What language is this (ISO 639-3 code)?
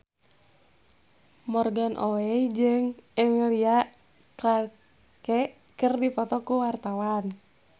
sun